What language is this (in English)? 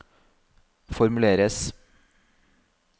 Norwegian